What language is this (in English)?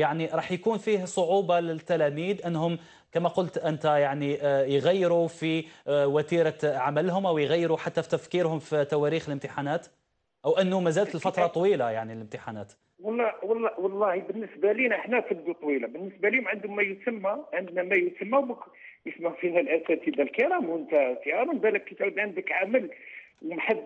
Arabic